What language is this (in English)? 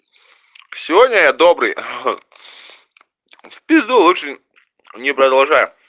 Russian